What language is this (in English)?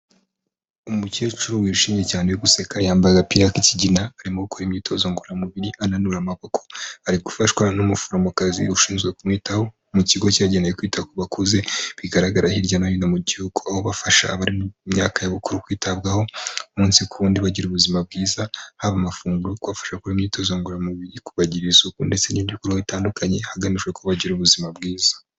Kinyarwanda